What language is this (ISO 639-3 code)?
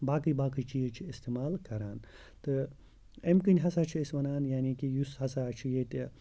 kas